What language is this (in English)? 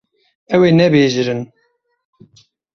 Kurdish